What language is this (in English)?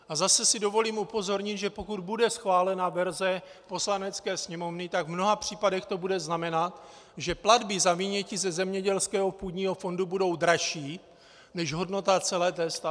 Czech